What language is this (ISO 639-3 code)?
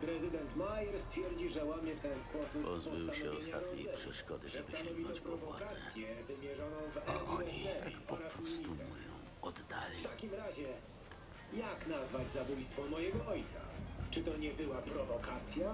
pol